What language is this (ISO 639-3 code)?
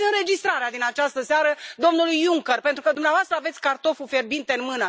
ron